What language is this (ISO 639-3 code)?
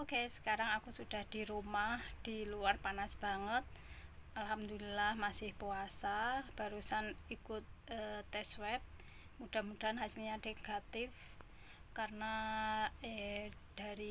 ind